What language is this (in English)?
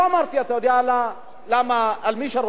Hebrew